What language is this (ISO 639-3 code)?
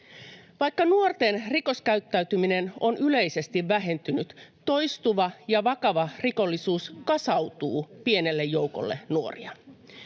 fin